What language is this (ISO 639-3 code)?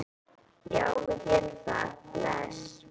isl